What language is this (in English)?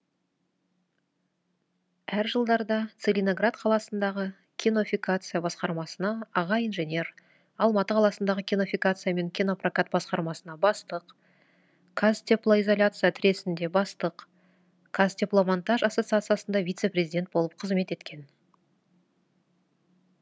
Kazakh